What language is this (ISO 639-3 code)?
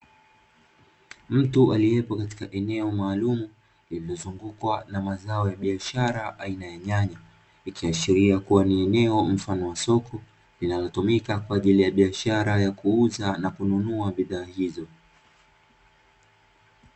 swa